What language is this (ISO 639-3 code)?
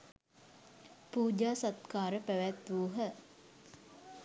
sin